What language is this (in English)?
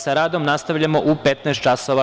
Serbian